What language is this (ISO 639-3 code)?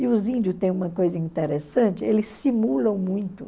por